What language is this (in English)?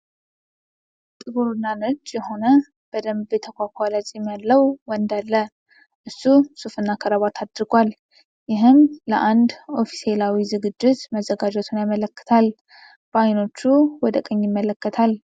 Amharic